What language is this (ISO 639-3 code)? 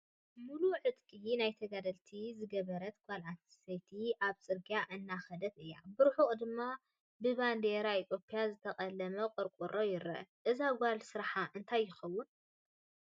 tir